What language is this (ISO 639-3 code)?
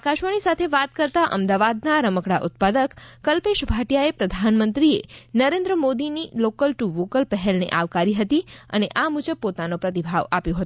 guj